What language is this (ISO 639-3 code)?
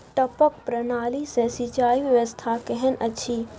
mai